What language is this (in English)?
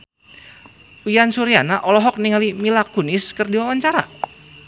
Sundanese